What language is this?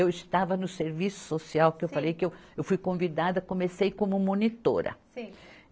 Portuguese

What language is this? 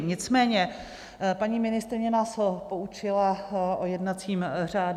Czech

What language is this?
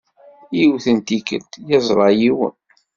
Kabyle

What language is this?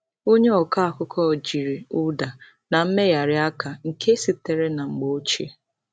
Igbo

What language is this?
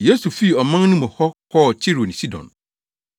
Akan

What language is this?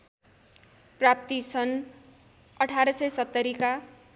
Nepali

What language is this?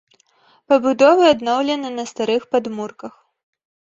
Belarusian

